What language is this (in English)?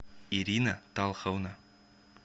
Russian